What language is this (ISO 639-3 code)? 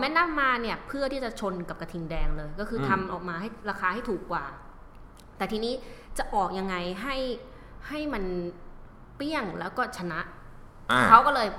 tha